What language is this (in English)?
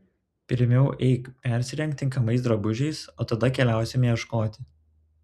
Lithuanian